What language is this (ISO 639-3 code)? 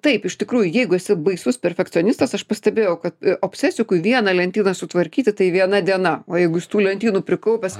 lit